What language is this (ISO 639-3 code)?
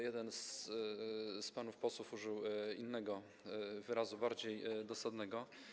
pol